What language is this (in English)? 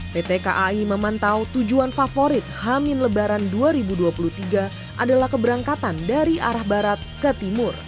Indonesian